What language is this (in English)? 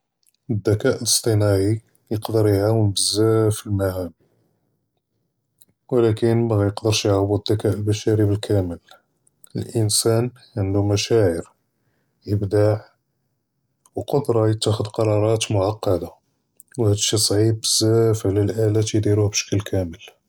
Judeo-Arabic